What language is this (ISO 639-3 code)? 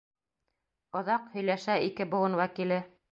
bak